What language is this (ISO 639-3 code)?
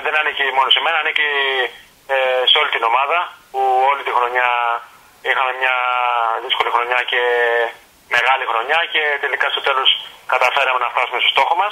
ell